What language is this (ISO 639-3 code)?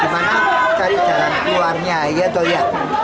ind